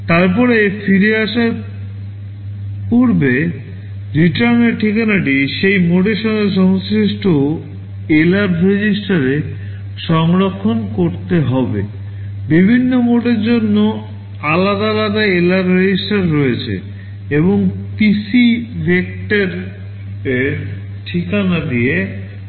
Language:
Bangla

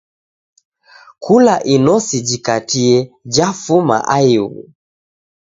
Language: Taita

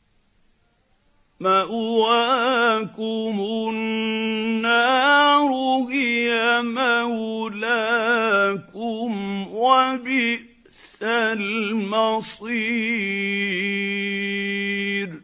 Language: Arabic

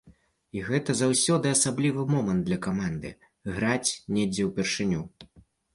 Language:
Belarusian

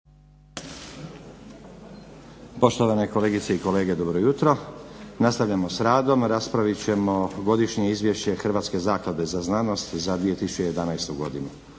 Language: Croatian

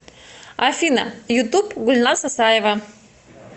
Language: Russian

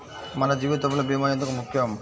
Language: Telugu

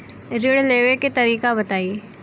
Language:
Bhojpuri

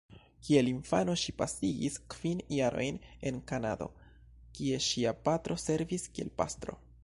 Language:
Esperanto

